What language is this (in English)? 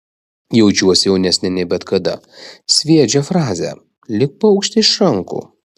Lithuanian